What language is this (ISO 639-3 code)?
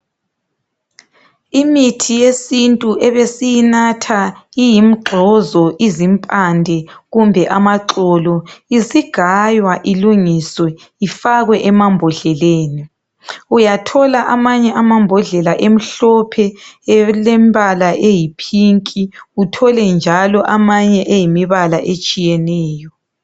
nde